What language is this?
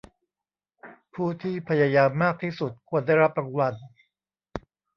Thai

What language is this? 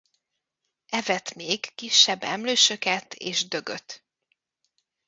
Hungarian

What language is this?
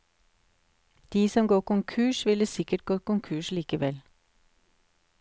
Norwegian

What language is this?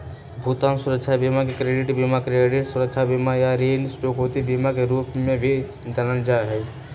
Magahi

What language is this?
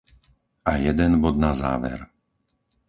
Slovak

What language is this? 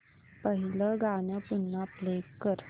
Marathi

